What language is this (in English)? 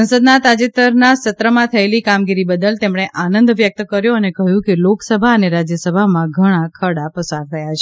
Gujarati